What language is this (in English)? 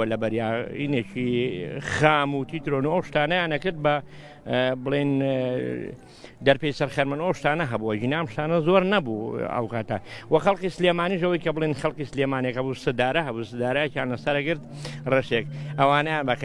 Arabic